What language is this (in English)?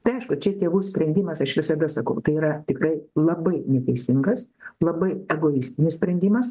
Lithuanian